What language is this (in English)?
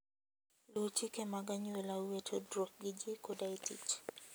Luo (Kenya and Tanzania)